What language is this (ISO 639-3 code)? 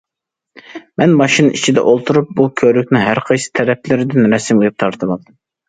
uig